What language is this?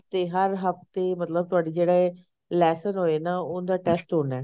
Punjabi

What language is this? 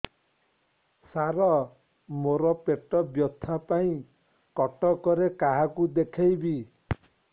Odia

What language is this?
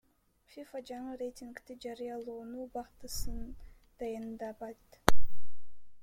Kyrgyz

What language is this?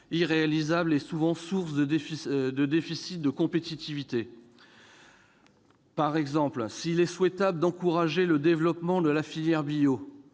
French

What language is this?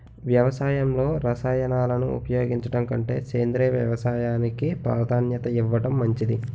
Telugu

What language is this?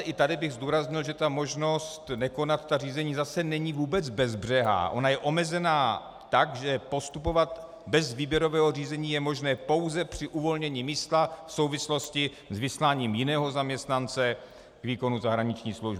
Czech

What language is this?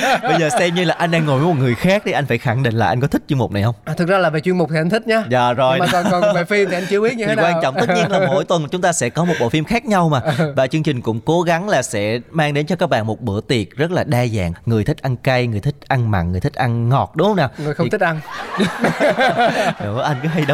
Vietnamese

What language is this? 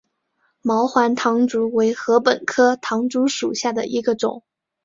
Chinese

